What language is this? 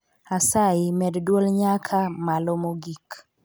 Luo (Kenya and Tanzania)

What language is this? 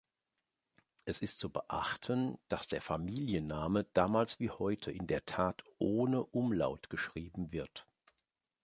German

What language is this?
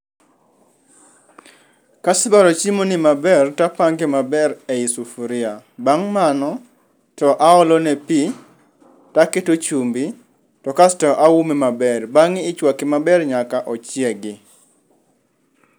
Luo (Kenya and Tanzania)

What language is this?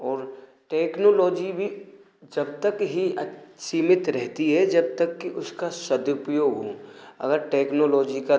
Hindi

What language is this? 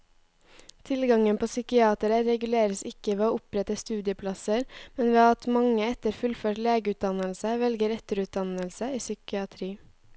Norwegian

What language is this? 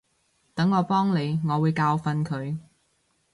Cantonese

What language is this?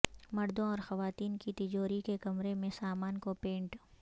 Urdu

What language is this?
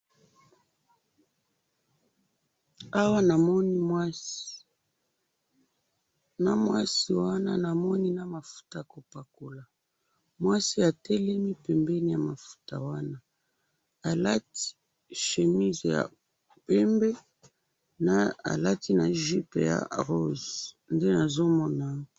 Lingala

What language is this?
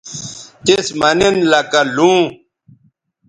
Bateri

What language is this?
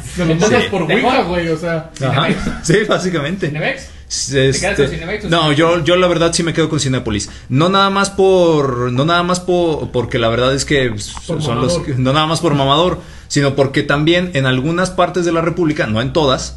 Spanish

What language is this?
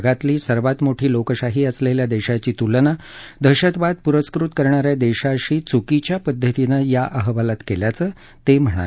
Marathi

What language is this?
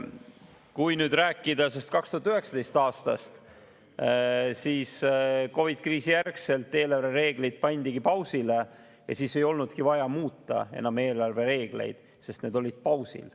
Estonian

